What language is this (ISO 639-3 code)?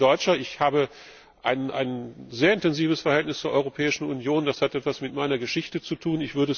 deu